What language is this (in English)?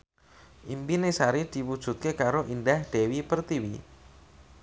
Javanese